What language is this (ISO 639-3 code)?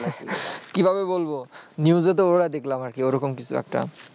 ben